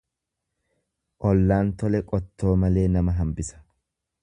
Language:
Oromo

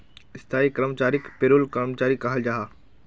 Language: Magahi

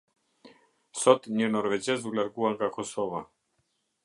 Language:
Albanian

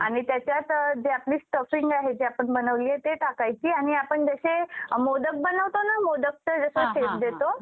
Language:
Marathi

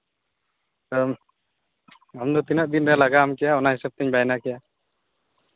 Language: Santali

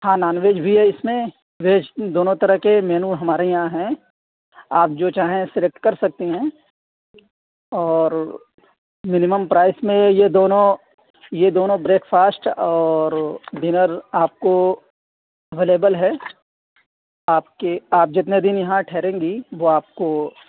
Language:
Urdu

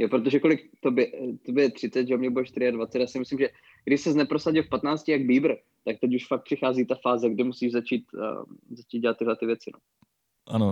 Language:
Czech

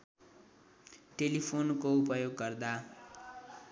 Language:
Nepali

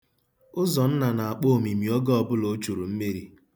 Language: Igbo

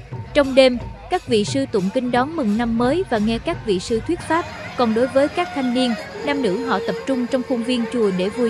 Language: Vietnamese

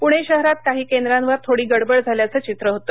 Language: Marathi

